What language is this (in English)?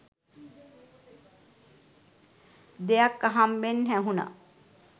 Sinhala